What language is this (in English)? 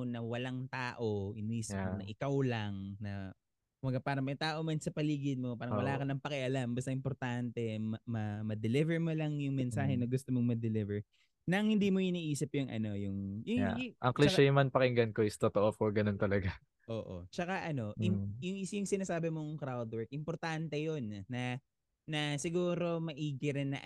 Filipino